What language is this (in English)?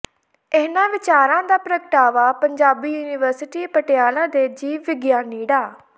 Punjabi